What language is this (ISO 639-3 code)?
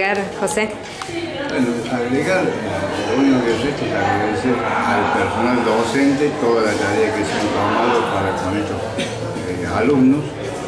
spa